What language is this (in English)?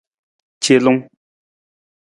Nawdm